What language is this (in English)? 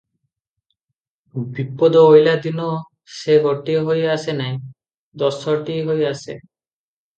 Odia